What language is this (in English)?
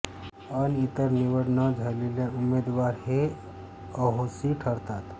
Marathi